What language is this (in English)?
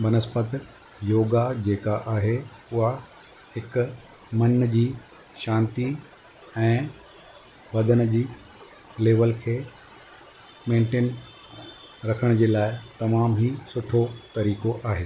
Sindhi